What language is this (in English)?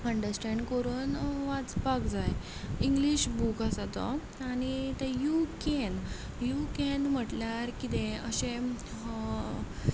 Konkani